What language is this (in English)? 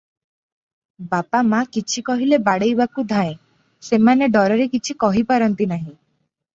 Odia